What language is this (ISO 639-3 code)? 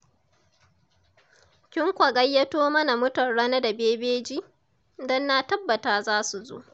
hau